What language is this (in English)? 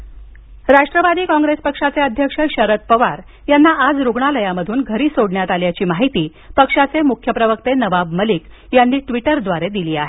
Marathi